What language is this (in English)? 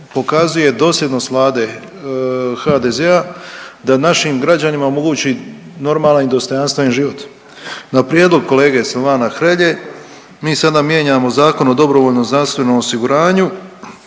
Croatian